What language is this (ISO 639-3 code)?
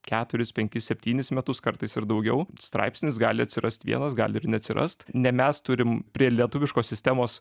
lit